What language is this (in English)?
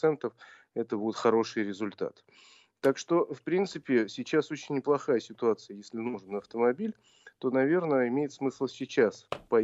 Russian